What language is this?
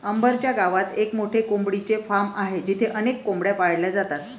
Marathi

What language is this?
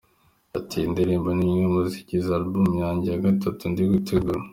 Kinyarwanda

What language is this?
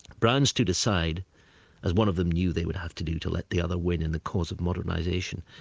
English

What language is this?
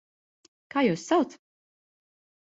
Latvian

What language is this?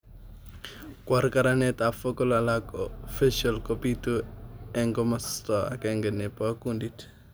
Kalenjin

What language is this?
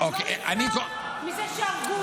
Hebrew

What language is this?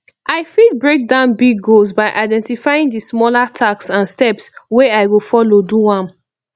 Nigerian Pidgin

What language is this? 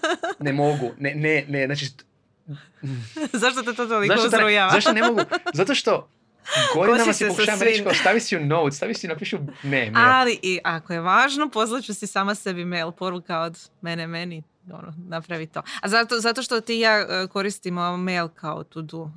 Croatian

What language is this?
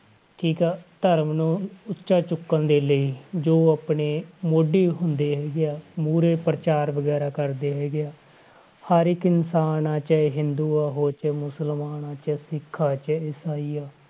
Punjabi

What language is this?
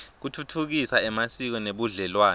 Swati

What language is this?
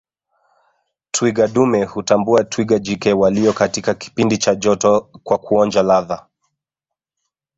Swahili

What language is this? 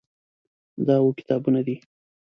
Pashto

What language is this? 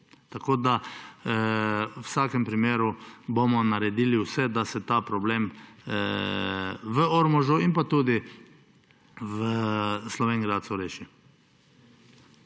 Slovenian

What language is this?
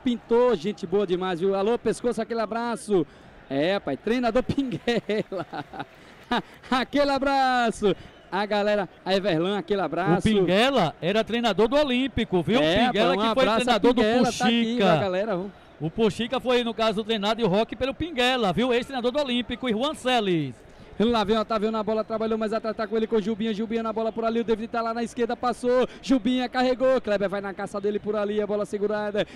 Portuguese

